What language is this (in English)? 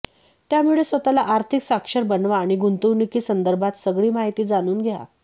Marathi